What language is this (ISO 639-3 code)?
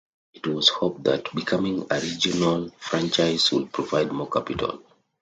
eng